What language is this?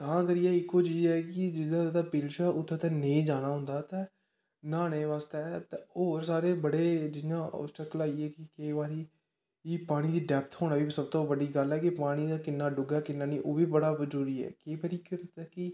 Dogri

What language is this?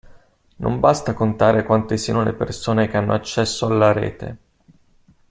Italian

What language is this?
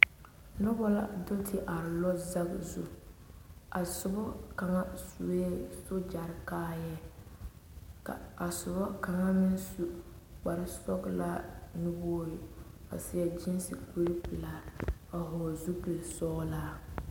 Southern Dagaare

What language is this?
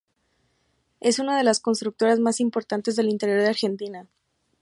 Spanish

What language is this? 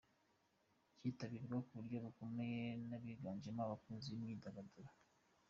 Kinyarwanda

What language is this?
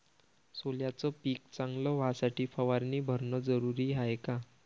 Marathi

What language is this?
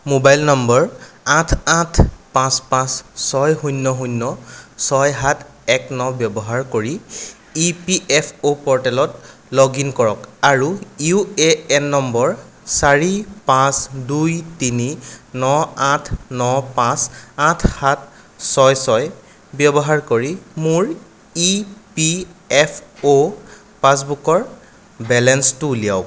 Assamese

